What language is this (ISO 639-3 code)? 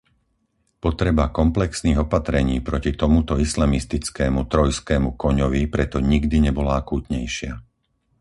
slk